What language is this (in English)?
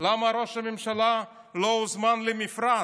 Hebrew